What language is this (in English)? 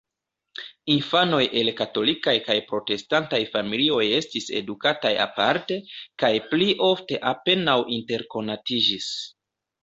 Esperanto